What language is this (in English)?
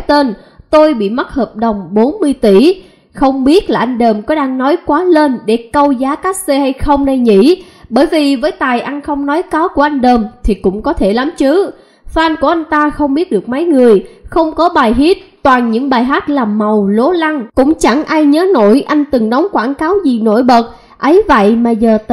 Vietnamese